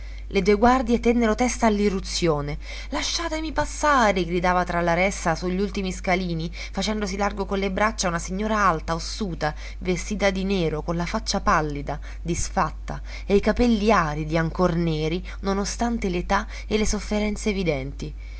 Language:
Italian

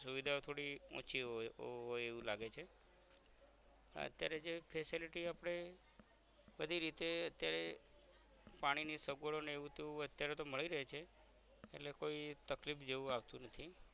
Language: Gujarati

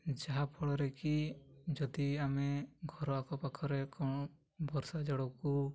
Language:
Odia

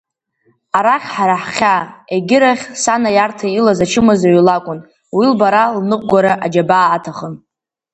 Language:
Abkhazian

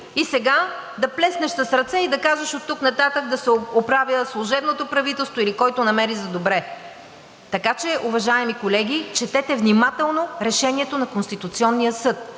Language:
Bulgarian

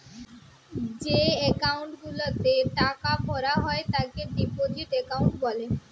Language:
Bangla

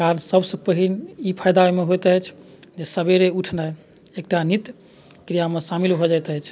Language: Maithili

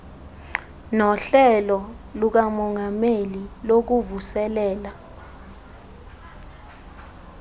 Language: Xhosa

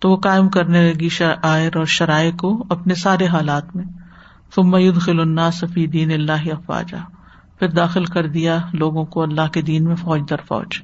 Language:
Urdu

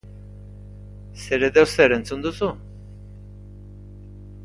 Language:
Basque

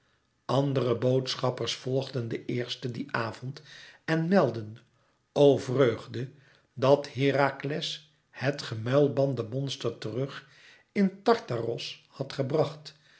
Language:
Dutch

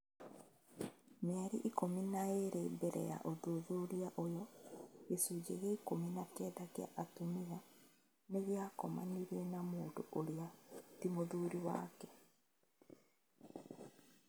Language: Kikuyu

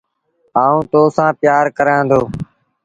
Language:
Sindhi Bhil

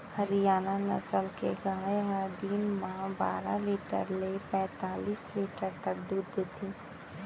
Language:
Chhattisgarhi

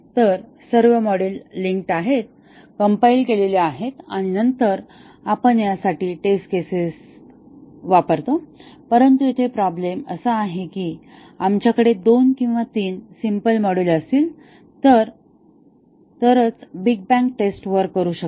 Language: Marathi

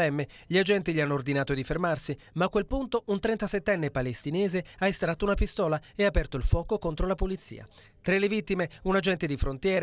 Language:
Italian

